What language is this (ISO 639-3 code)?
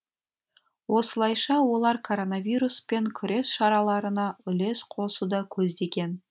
kaz